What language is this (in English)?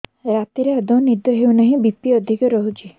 Odia